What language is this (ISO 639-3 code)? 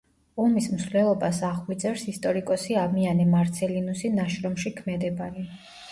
kat